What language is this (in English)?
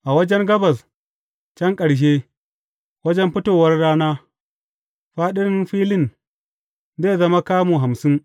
Hausa